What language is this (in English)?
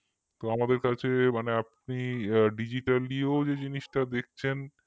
Bangla